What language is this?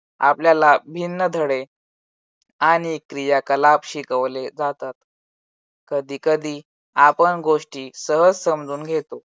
Marathi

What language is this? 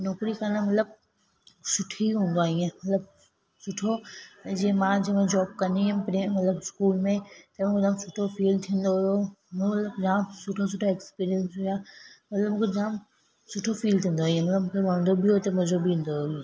Sindhi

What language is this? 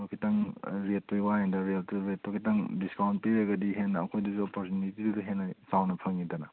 Manipuri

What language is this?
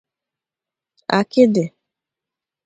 Igbo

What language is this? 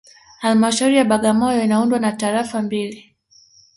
Swahili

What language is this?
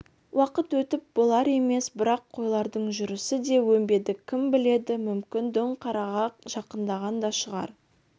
Kazakh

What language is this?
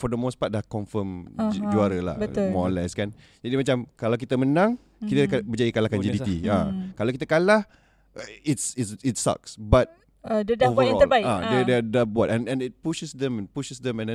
Malay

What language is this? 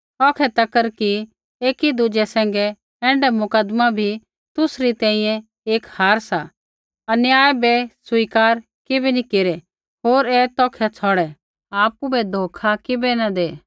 Kullu Pahari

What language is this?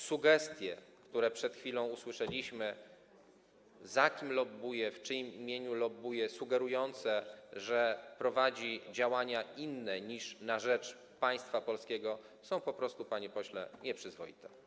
Polish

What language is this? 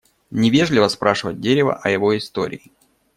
Russian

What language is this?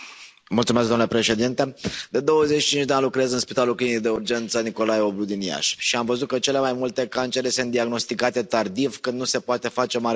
Romanian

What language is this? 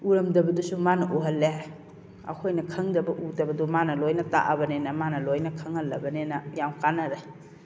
Manipuri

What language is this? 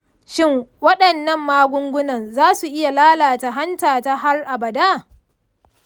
Hausa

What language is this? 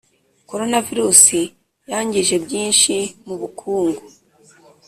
Kinyarwanda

